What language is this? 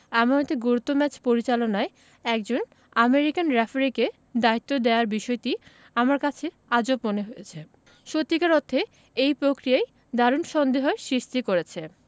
Bangla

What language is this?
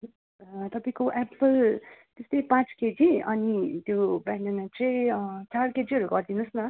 Nepali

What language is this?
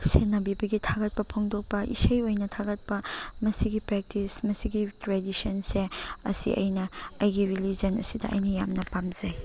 Manipuri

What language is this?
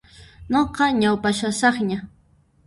Puno Quechua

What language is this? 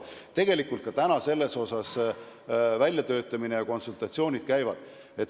Estonian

